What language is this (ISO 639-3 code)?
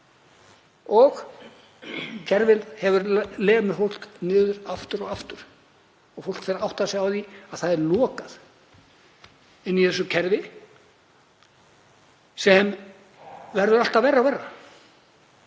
isl